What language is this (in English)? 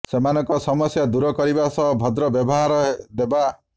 Odia